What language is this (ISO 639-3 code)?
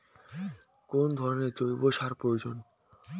ben